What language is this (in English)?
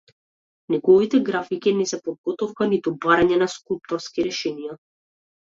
Macedonian